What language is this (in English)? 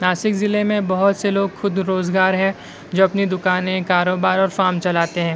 Urdu